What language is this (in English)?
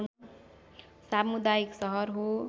Nepali